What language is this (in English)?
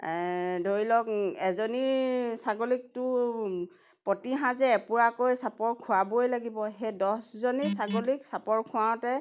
Assamese